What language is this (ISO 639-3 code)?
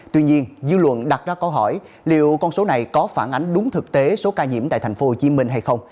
vie